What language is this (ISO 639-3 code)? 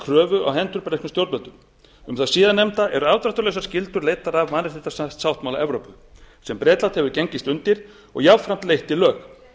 isl